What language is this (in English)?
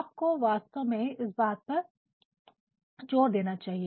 Hindi